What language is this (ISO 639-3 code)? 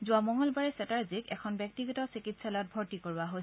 asm